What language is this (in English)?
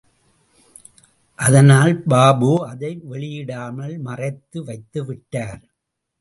Tamil